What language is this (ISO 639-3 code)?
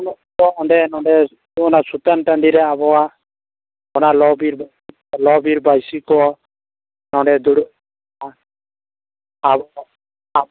sat